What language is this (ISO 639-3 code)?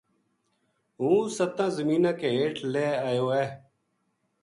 gju